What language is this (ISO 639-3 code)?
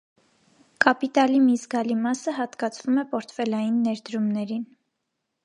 hye